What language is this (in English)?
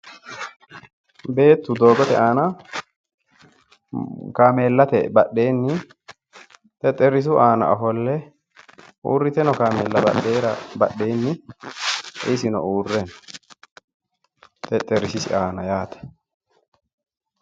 Sidamo